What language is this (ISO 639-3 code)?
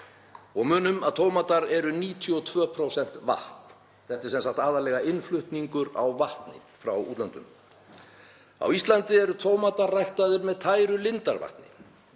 isl